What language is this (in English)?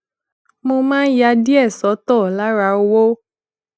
Yoruba